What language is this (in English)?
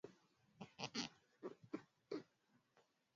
Swahili